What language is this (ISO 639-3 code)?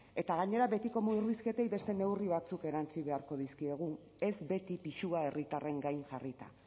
eus